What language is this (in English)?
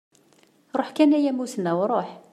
Kabyle